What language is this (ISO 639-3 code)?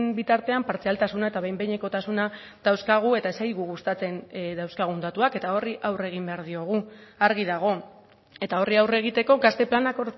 eus